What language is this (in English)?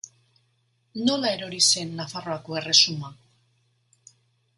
Basque